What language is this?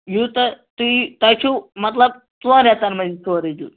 Kashmiri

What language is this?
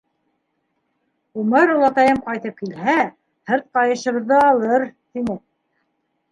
Bashkir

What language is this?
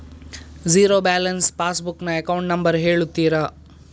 Kannada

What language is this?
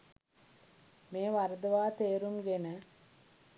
Sinhala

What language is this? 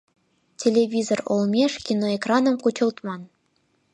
Mari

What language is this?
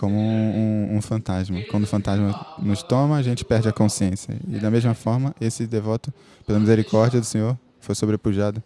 Portuguese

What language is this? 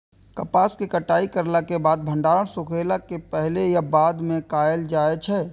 Maithili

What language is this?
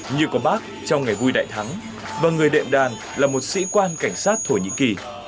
Vietnamese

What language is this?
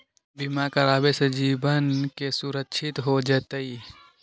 Magahi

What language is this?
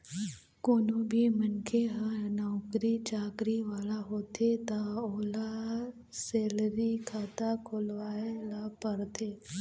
Chhattisgarhi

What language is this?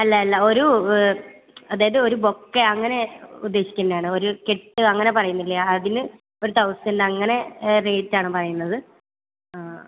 Malayalam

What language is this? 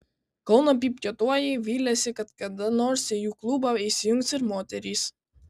Lithuanian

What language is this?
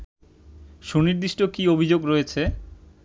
Bangla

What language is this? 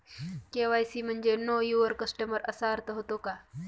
Marathi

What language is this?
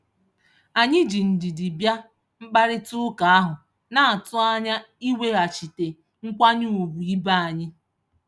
Igbo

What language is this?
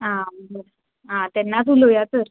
Konkani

